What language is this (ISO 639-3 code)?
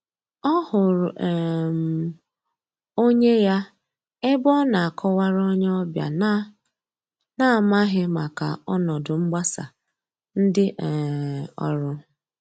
ibo